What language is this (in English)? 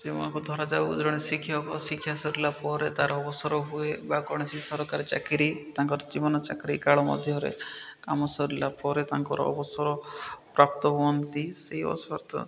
Odia